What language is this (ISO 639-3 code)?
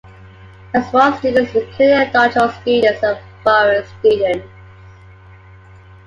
eng